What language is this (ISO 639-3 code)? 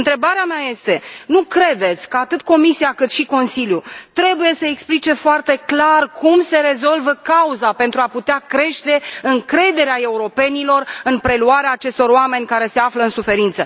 ron